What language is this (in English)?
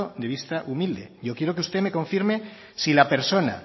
Spanish